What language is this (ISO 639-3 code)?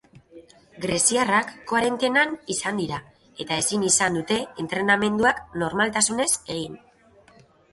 eus